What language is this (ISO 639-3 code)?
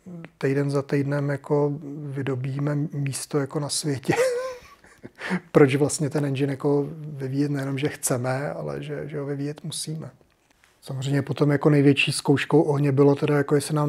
ces